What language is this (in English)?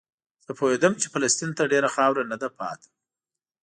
Pashto